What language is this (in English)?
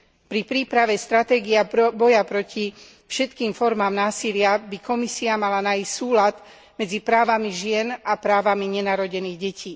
Slovak